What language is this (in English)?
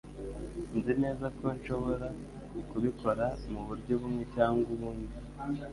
Kinyarwanda